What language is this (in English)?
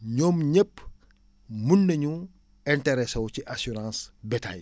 Wolof